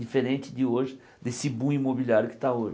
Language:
Portuguese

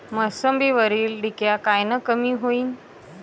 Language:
Marathi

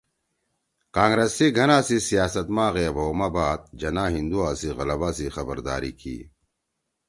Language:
Torwali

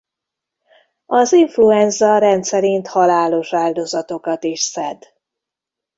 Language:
Hungarian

